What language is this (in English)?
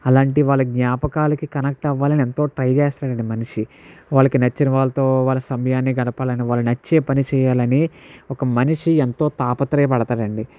Telugu